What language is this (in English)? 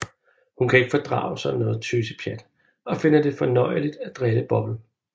Danish